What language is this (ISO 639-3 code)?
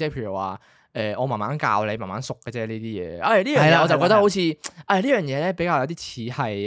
zho